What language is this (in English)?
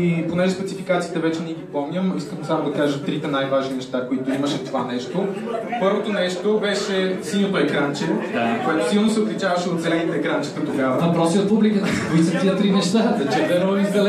Bulgarian